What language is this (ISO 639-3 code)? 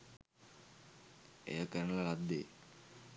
sin